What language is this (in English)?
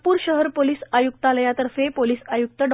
Marathi